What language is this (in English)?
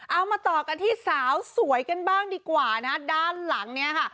Thai